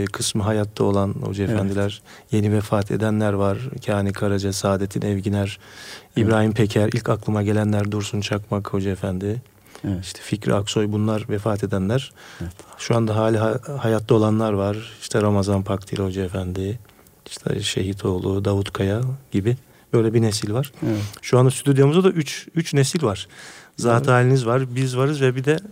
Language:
Turkish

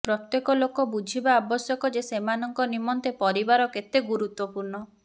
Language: Odia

